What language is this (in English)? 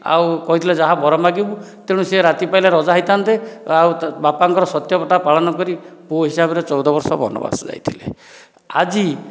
Odia